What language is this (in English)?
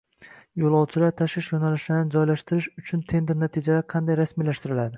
Uzbek